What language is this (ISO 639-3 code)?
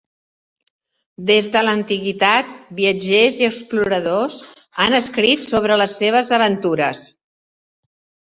cat